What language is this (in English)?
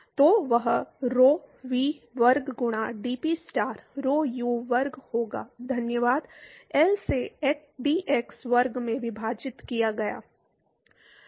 Hindi